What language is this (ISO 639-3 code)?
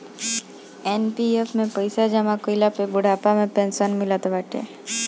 bho